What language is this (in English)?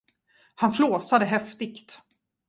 Swedish